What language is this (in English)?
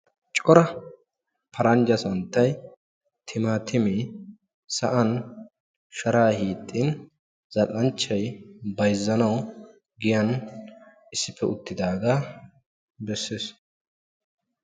Wolaytta